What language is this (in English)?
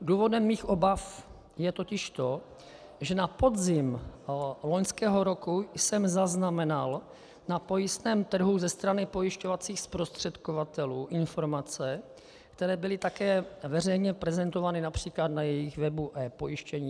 Czech